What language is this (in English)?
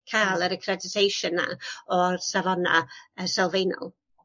Welsh